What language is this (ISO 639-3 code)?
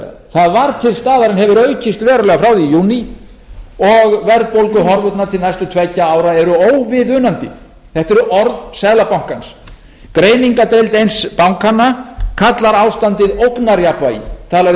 isl